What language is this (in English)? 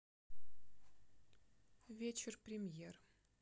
Russian